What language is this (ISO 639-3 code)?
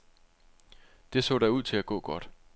dan